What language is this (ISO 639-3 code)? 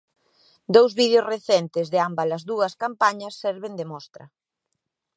glg